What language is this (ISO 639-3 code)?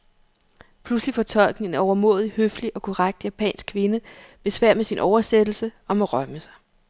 dan